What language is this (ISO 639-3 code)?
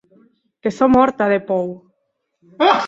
oci